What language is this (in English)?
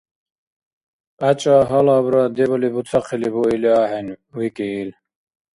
Dargwa